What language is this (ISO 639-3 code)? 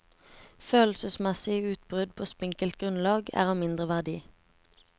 nor